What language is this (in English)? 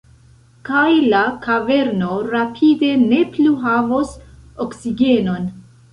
Esperanto